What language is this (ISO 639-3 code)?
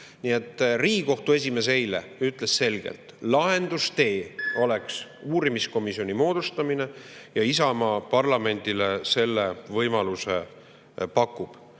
est